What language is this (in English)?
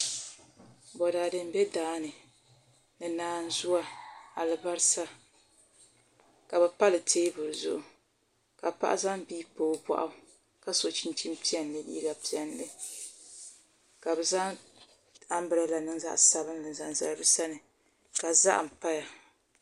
Dagbani